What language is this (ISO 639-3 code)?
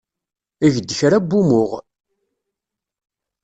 kab